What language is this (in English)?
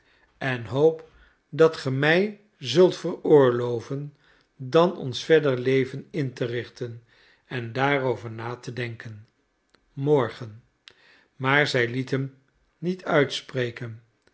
Dutch